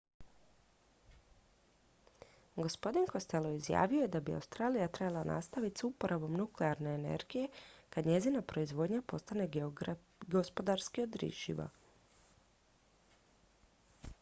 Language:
Croatian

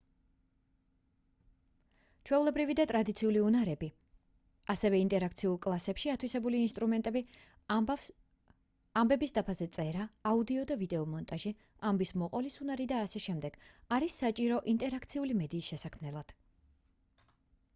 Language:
Georgian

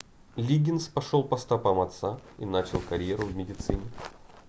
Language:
Russian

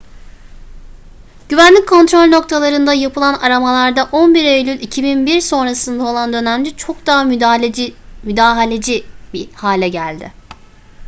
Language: Turkish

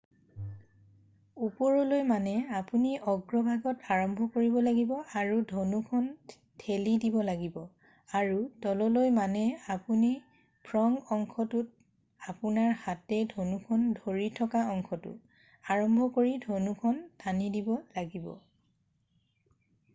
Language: Assamese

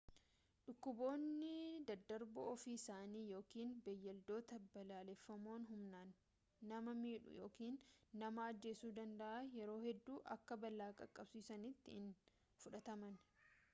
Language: Oromo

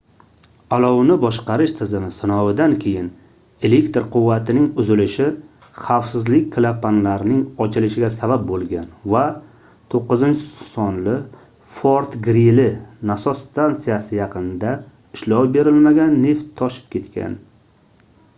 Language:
Uzbek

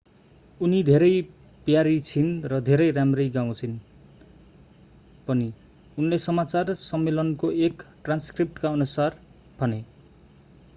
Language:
Nepali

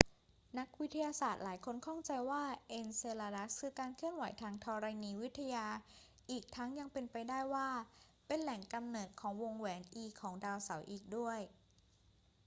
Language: Thai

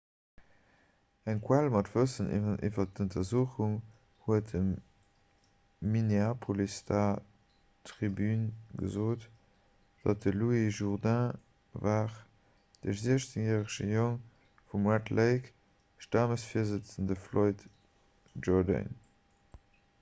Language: Luxembourgish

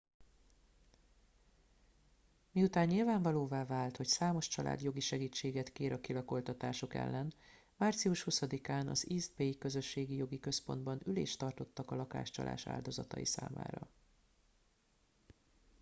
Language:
Hungarian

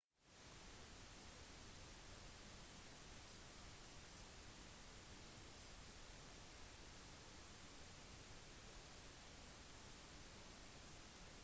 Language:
Norwegian Bokmål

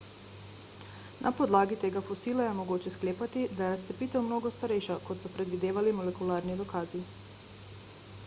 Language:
Slovenian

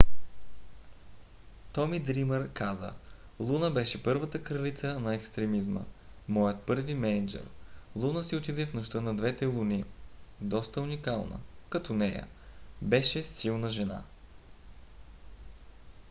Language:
Bulgarian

